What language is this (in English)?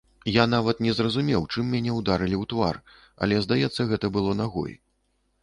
Belarusian